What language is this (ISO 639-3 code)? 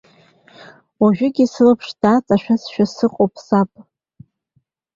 abk